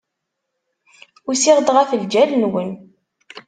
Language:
Kabyle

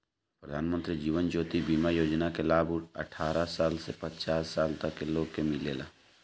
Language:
Bhojpuri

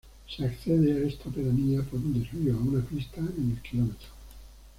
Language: Spanish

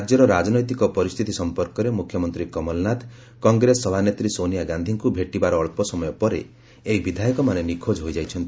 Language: Odia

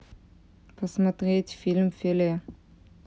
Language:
Russian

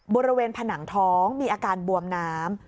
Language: Thai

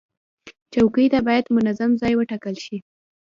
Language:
Pashto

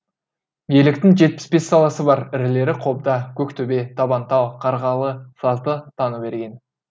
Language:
Kazakh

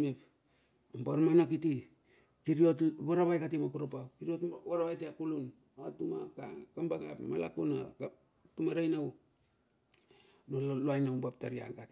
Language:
Bilur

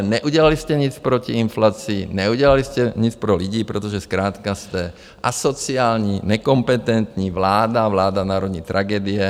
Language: Czech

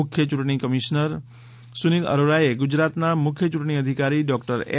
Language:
Gujarati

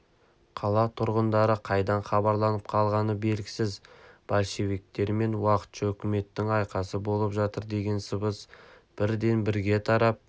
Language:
Kazakh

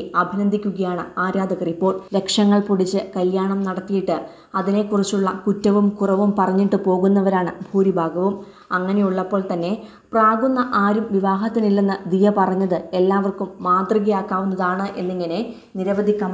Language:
Malayalam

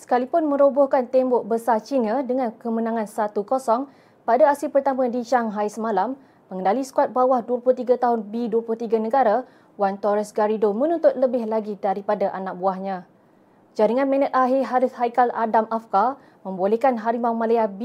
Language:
Malay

